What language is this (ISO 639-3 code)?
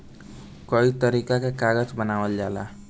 bho